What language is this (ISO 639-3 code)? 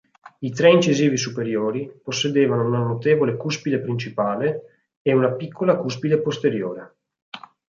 ita